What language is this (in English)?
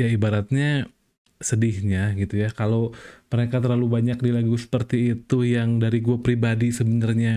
Indonesian